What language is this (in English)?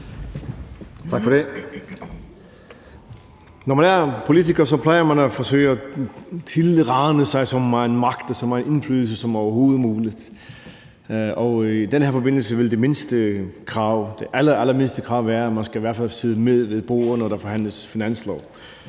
Danish